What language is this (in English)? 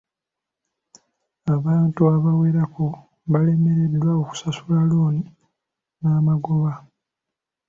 Ganda